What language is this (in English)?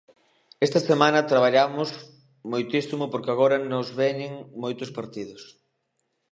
Galician